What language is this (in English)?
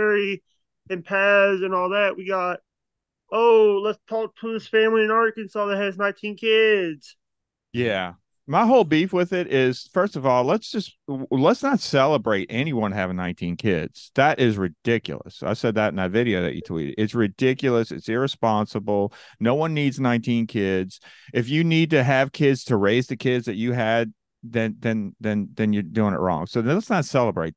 English